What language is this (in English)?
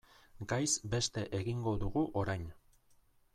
Basque